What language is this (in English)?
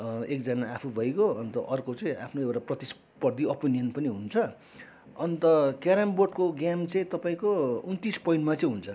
Nepali